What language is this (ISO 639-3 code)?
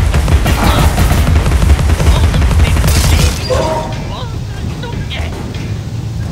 deu